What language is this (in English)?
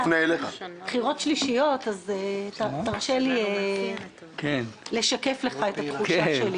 Hebrew